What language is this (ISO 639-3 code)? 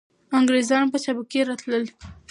pus